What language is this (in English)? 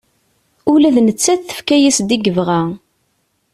Kabyle